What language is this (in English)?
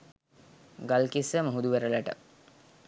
Sinhala